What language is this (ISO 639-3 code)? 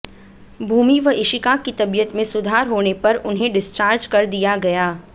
hin